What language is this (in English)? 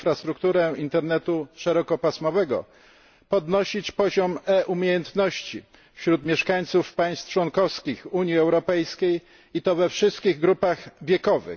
Polish